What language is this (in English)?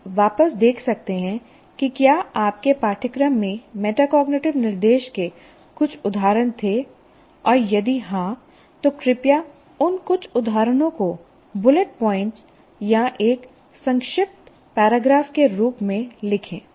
Hindi